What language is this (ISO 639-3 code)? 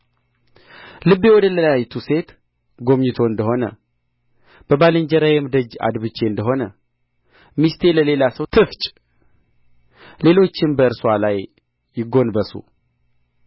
amh